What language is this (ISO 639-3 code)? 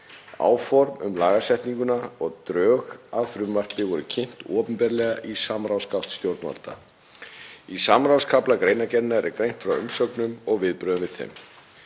isl